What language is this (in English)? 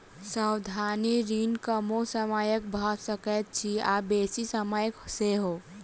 Maithili